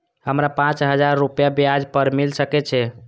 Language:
Maithili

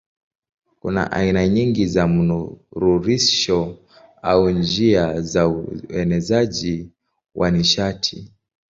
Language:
Swahili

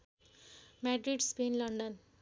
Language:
Nepali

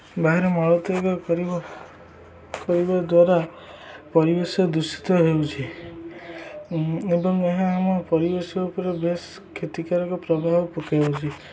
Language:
Odia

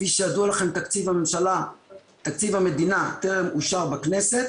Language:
Hebrew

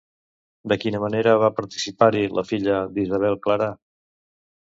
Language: Catalan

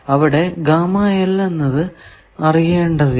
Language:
Malayalam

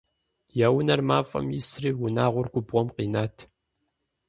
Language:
Kabardian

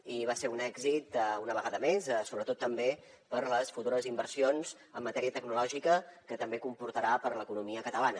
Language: Catalan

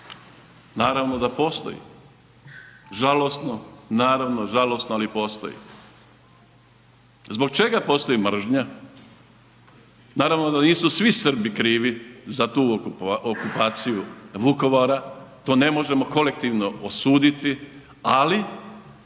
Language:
Croatian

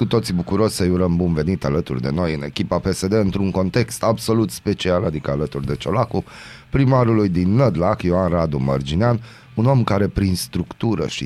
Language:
Romanian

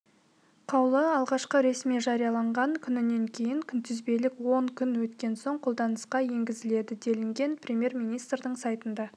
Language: Kazakh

